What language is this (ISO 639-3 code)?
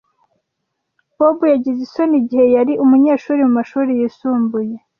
kin